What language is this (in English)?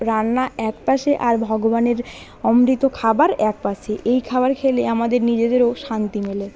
Bangla